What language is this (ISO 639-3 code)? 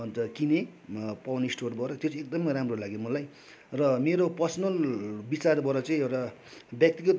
nep